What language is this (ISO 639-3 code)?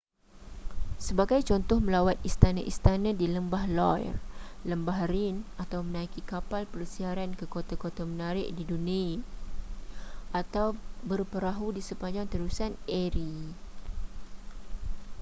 msa